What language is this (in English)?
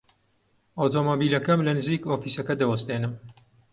Central Kurdish